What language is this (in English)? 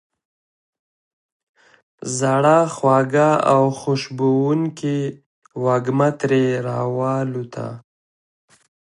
Pashto